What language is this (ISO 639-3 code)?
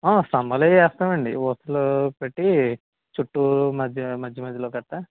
tel